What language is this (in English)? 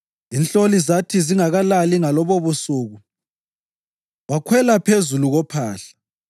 North Ndebele